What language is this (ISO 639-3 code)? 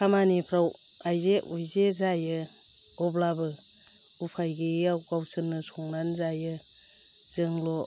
brx